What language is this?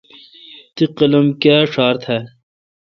Kalkoti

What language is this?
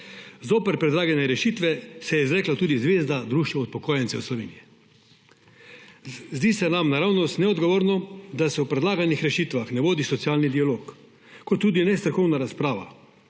Slovenian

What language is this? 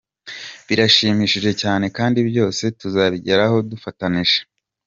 Kinyarwanda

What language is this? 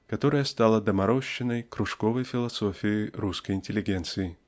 Russian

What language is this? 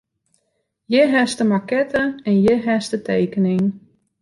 Western Frisian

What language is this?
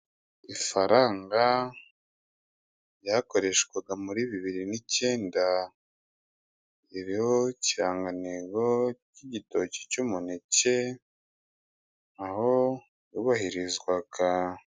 Kinyarwanda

